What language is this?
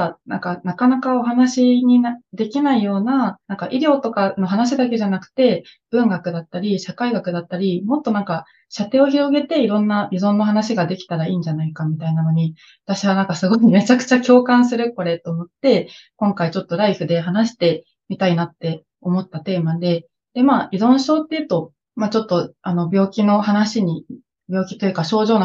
Japanese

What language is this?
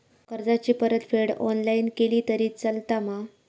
Marathi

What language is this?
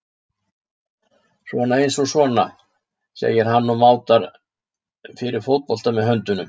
Icelandic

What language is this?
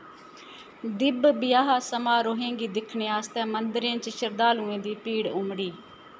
Dogri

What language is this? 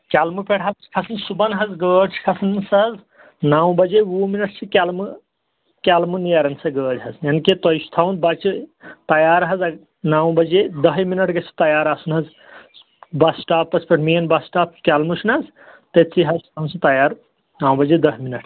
Kashmiri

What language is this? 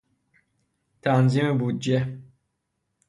Persian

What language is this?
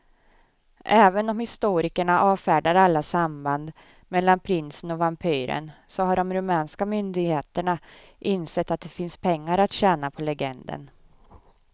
Swedish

